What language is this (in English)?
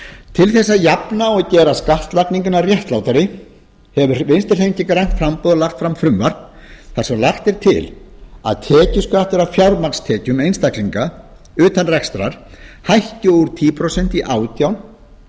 Icelandic